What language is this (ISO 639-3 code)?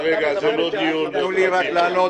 heb